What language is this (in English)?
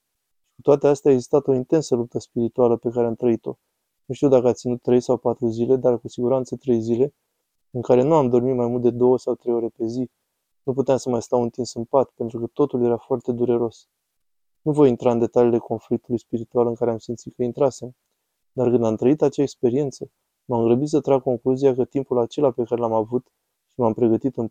Romanian